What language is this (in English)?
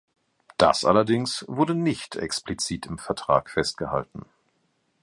German